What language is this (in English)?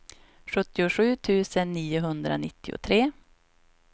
Swedish